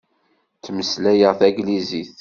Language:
Kabyle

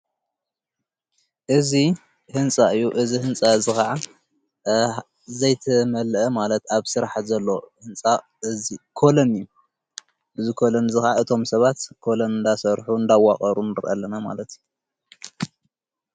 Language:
Tigrinya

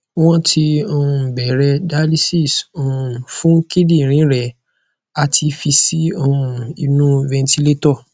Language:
Yoruba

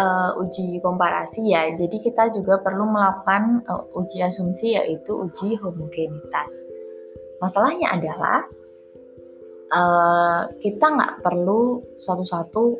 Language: Indonesian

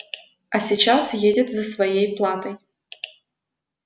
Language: Russian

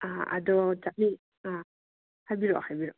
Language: Manipuri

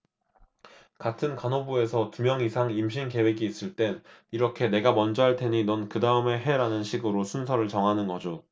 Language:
Korean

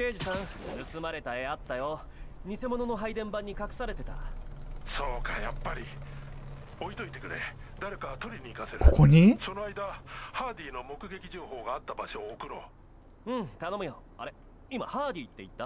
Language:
Japanese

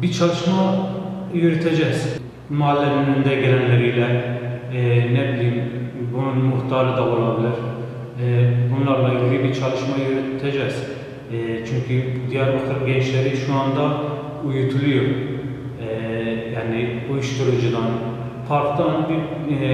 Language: Turkish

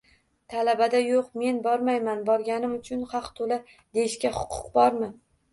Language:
Uzbek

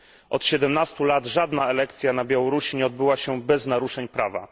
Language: Polish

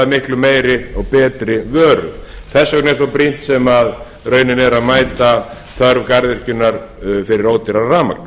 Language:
Icelandic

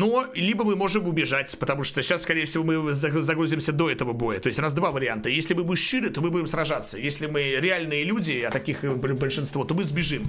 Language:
Russian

